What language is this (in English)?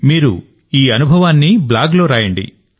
Telugu